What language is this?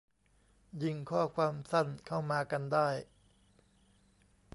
Thai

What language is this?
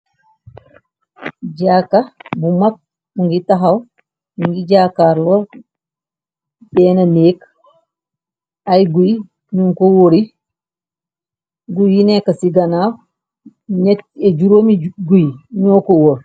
Wolof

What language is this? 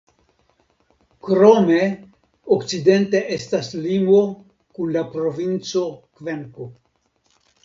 Esperanto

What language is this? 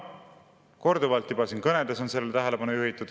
Estonian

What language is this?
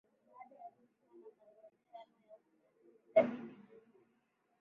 Swahili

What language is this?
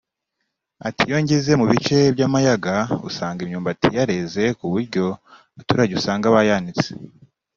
Kinyarwanda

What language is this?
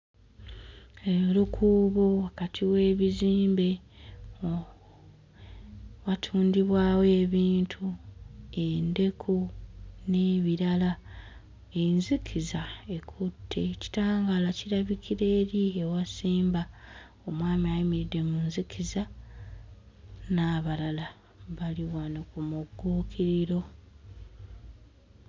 Ganda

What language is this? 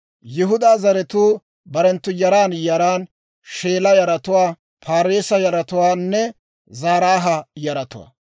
Dawro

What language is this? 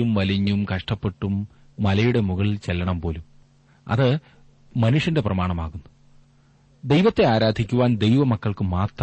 Malayalam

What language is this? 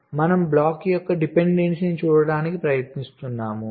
Telugu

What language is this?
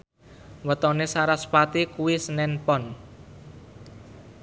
Javanese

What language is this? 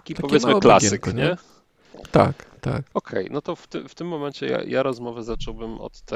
Polish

